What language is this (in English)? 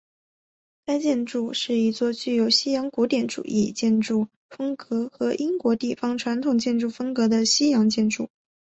Chinese